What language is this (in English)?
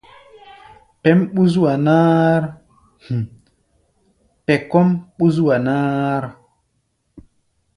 Gbaya